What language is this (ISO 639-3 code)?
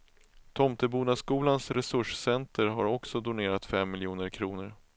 swe